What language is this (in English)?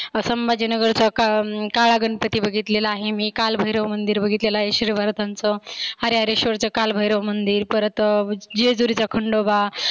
Marathi